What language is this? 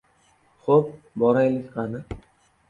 Uzbek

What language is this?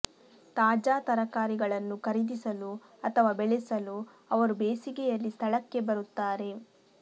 Kannada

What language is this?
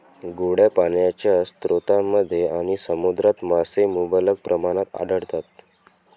Marathi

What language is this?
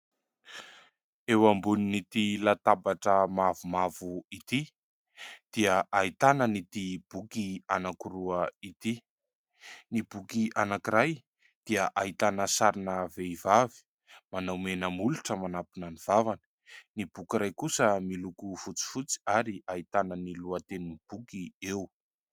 Malagasy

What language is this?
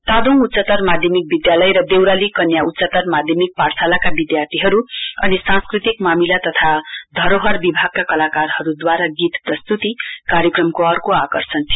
Nepali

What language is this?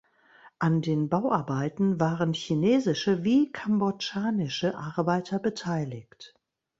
German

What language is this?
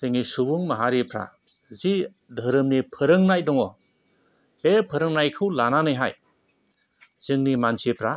Bodo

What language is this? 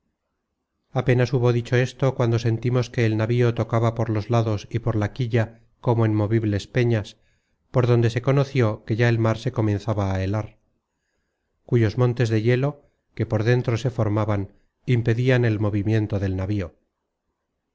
Spanish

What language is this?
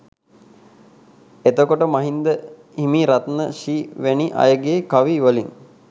Sinhala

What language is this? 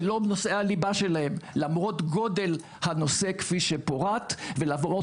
Hebrew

